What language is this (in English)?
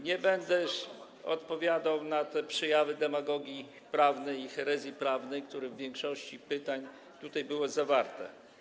Polish